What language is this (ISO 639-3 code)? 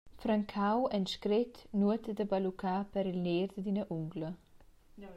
roh